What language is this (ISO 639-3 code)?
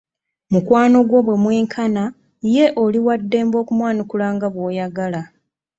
lug